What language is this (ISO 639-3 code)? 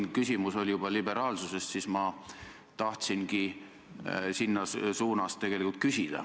est